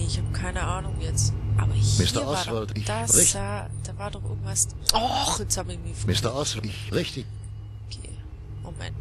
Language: German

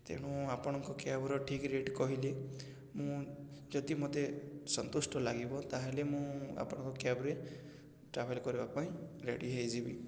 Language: Odia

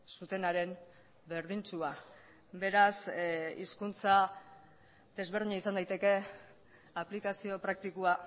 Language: Basque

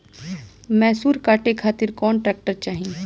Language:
Bhojpuri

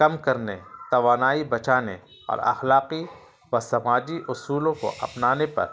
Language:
Urdu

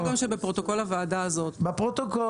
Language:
Hebrew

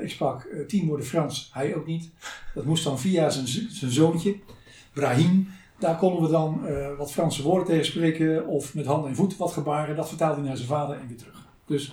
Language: Dutch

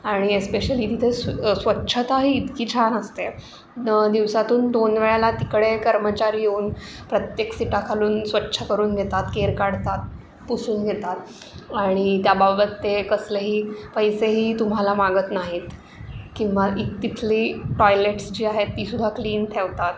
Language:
Marathi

